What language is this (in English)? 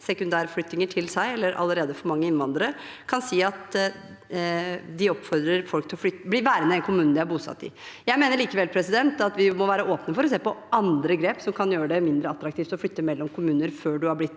Norwegian